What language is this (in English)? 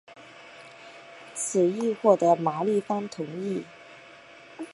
Chinese